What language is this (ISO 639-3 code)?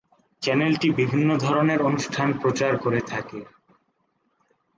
ben